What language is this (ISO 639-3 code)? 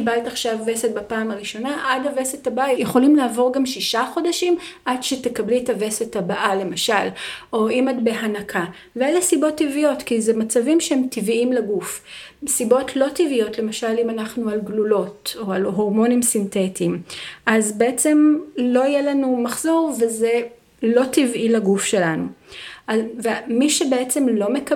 heb